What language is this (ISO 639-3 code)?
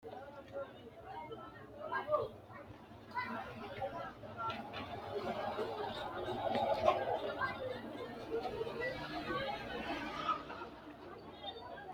sid